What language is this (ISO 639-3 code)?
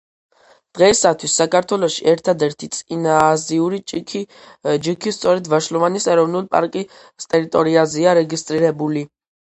kat